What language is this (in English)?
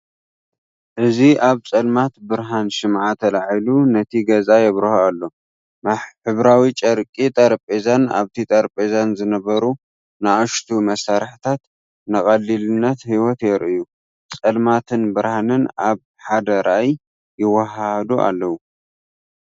Tigrinya